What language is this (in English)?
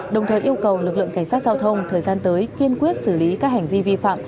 Vietnamese